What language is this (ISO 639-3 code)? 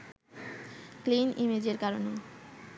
ben